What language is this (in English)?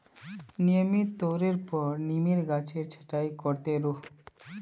Magahi